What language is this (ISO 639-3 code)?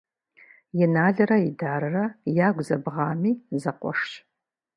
kbd